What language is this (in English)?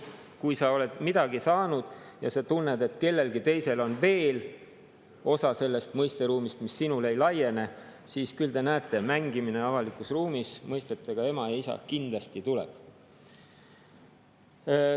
Estonian